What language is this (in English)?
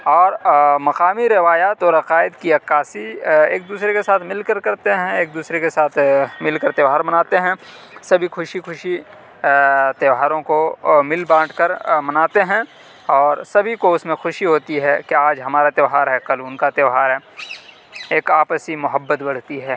Urdu